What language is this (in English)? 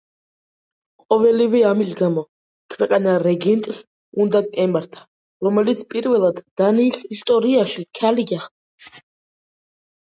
Georgian